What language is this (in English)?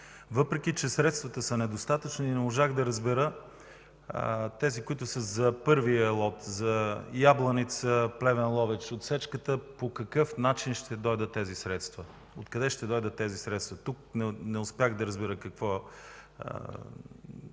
Bulgarian